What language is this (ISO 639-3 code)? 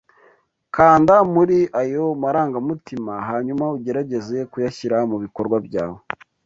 kin